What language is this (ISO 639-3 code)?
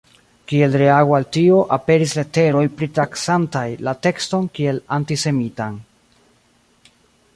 epo